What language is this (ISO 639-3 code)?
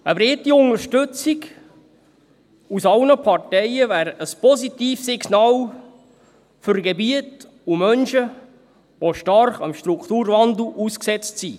gsw